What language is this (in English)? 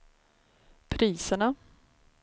Swedish